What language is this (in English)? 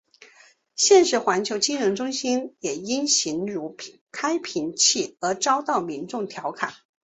Chinese